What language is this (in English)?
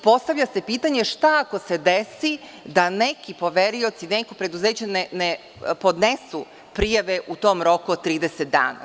Serbian